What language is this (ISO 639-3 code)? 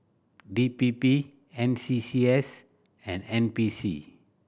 eng